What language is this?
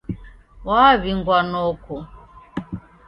Taita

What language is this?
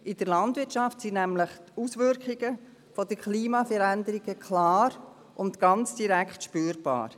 Swiss German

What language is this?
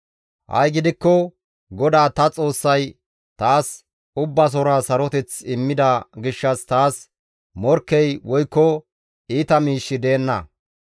Gamo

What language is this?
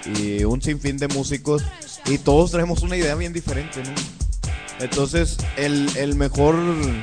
Spanish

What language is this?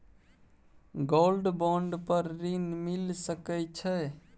Maithili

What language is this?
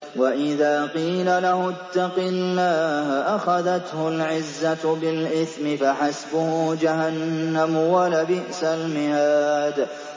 Arabic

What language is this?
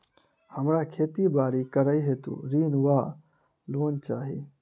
Maithili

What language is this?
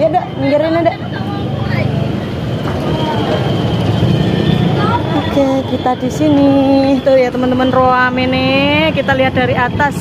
Indonesian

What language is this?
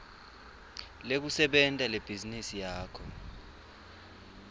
Swati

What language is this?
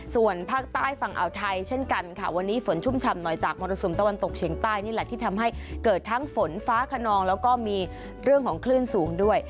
Thai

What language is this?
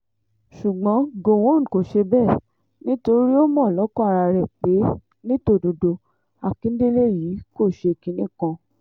Yoruba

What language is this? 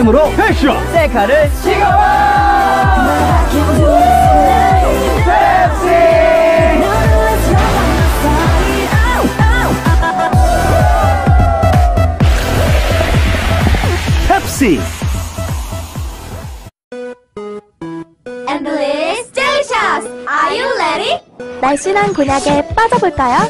Korean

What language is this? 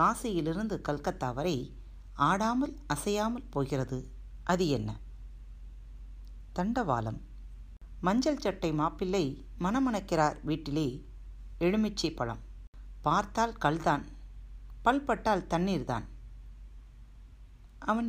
Tamil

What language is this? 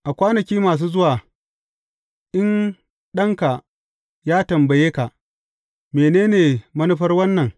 Hausa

